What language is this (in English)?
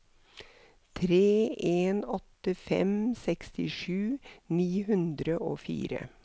Norwegian